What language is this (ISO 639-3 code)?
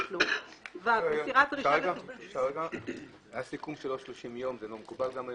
heb